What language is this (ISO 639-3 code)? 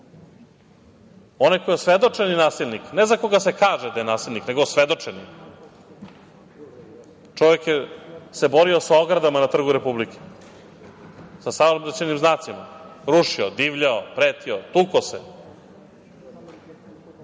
srp